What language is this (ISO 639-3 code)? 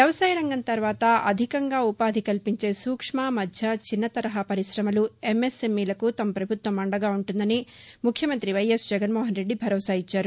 tel